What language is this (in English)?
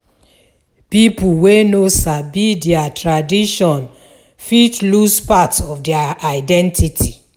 Nigerian Pidgin